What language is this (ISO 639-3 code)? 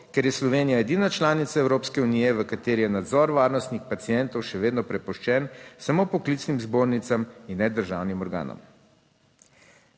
slv